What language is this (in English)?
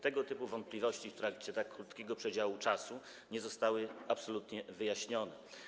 Polish